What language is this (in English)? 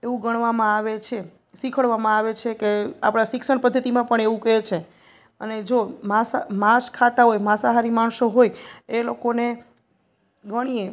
Gujarati